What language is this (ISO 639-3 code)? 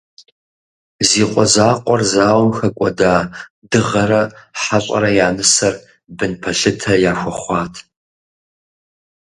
kbd